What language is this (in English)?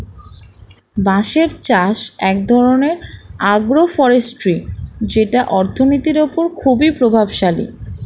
Bangla